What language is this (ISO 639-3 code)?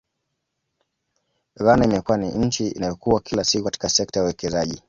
swa